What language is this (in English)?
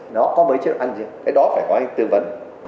Vietnamese